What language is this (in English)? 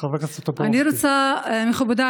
Hebrew